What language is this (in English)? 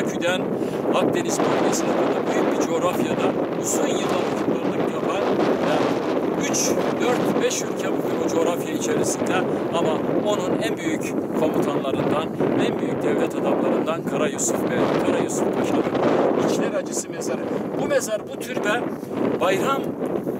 Turkish